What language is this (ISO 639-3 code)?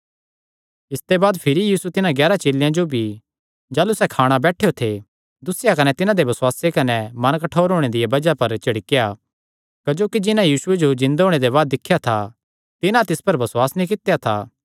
xnr